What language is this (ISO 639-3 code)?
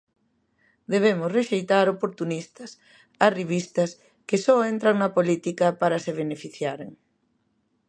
glg